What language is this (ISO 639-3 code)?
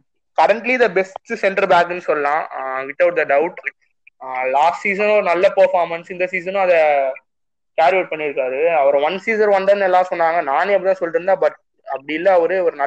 tam